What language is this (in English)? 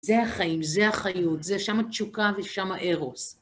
Hebrew